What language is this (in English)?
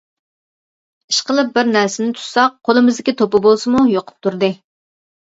Uyghur